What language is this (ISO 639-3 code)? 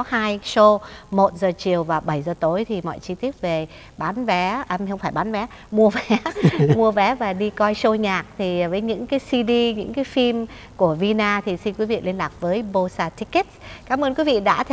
vie